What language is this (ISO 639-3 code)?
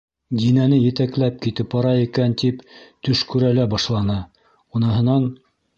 bak